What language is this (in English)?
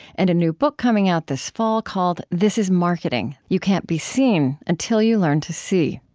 English